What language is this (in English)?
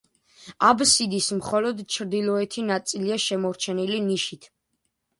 Georgian